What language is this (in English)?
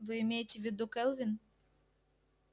Russian